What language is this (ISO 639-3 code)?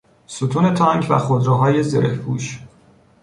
fas